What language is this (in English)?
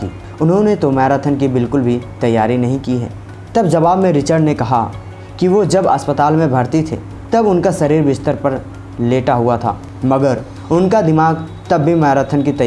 Hindi